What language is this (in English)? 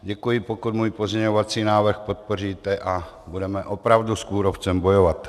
Czech